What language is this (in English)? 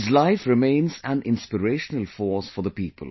English